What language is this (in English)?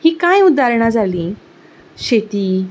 Konkani